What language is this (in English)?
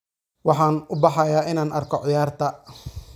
Somali